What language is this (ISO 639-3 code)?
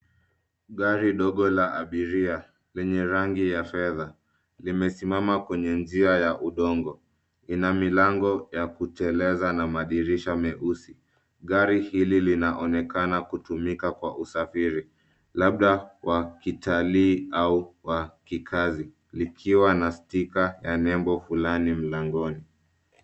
swa